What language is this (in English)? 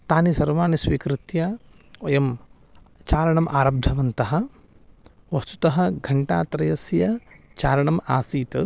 Sanskrit